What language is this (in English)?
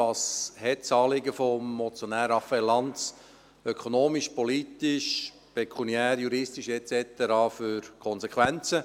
Swiss German